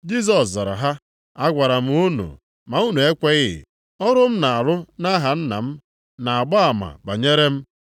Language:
Igbo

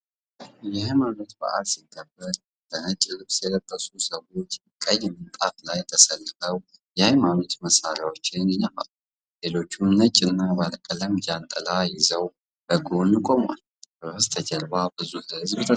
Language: Amharic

